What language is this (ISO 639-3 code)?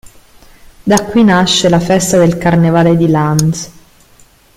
ita